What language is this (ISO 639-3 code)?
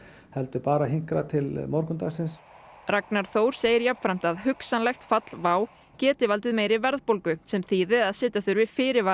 isl